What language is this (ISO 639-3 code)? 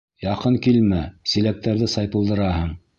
bak